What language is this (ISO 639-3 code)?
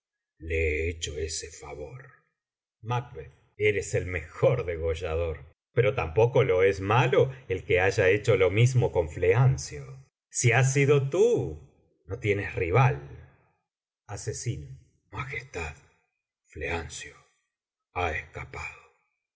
spa